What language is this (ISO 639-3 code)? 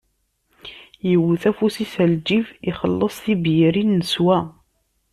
kab